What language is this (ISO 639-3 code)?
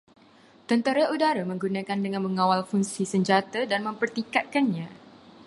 msa